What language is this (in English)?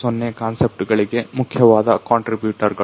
Kannada